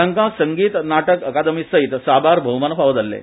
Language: Konkani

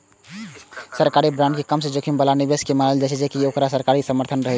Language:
Maithili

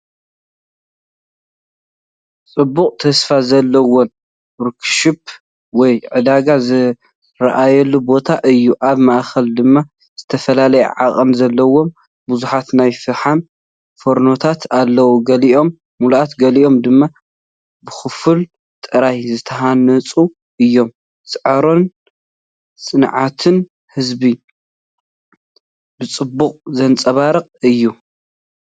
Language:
Tigrinya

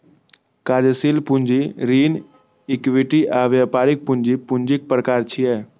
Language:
Maithili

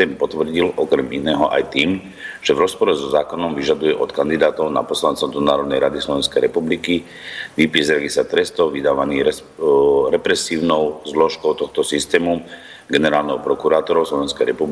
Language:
Slovak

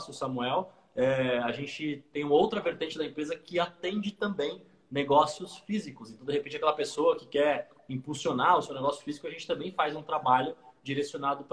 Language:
Portuguese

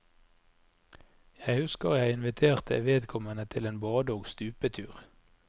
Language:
Norwegian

